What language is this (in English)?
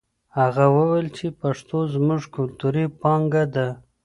Pashto